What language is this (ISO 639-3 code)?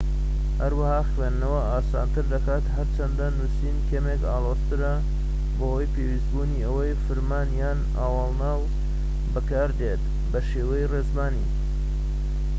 ckb